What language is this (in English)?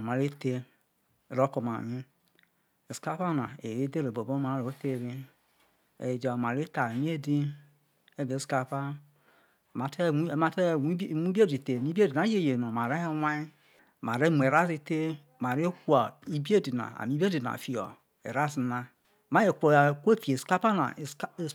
Isoko